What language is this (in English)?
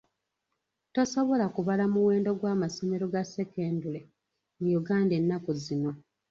Ganda